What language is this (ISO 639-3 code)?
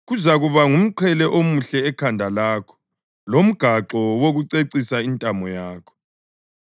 nde